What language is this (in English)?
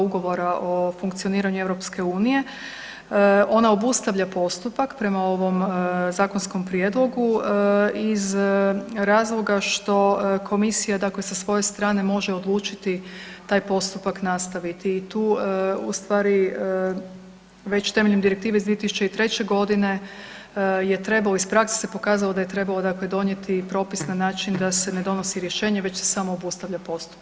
Croatian